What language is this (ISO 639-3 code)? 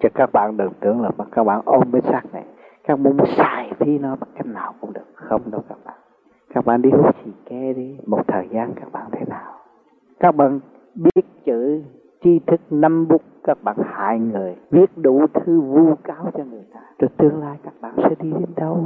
vie